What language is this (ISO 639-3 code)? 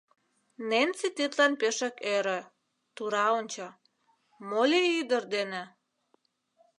chm